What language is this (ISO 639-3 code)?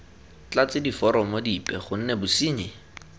tsn